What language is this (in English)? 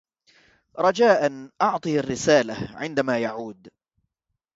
Arabic